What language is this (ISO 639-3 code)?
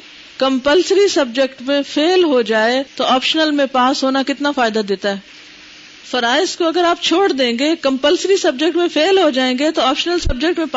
urd